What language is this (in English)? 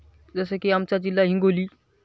Marathi